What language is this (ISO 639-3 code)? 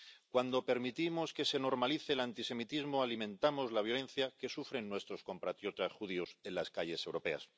spa